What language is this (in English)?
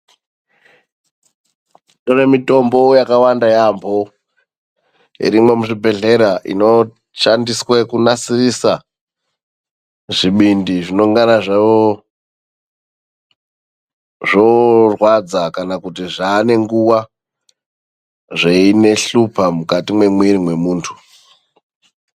Ndau